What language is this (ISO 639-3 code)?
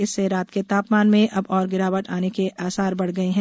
hin